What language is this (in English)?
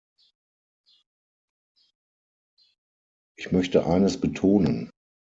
German